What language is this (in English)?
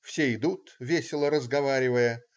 Russian